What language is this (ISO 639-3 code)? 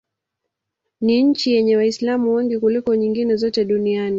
swa